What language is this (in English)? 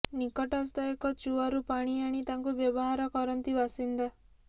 Odia